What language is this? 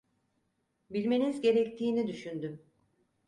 Turkish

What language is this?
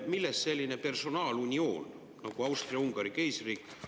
Estonian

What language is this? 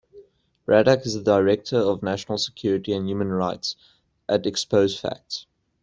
English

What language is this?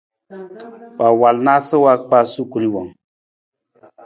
Nawdm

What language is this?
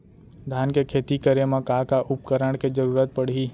Chhattisgarhi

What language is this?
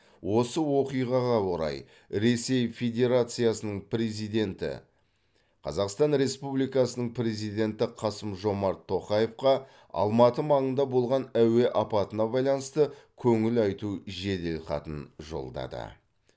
Kazakh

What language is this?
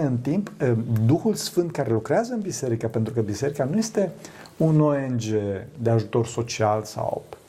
Romanian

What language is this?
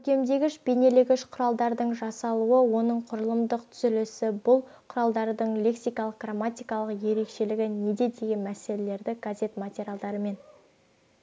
Kazakh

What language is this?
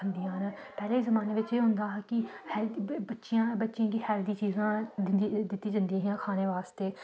Dogri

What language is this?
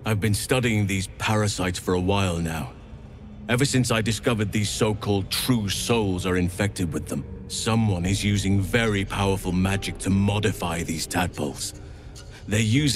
Polish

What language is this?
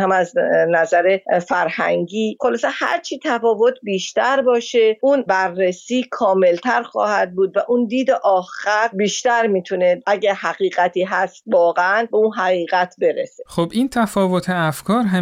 Persian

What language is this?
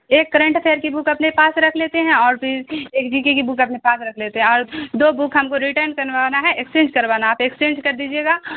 Urdu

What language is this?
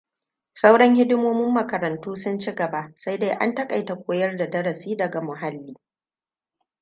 Hausa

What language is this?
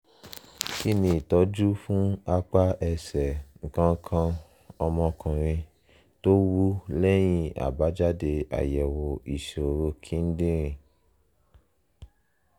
Yoruba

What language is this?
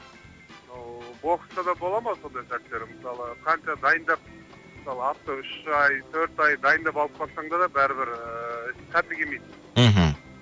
Kazakh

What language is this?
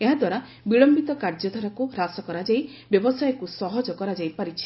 Odia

